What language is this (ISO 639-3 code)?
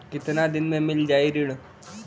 bho